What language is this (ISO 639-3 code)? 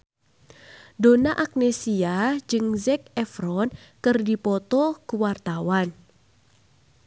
sun